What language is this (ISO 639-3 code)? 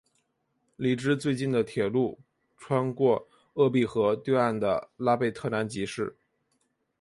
zho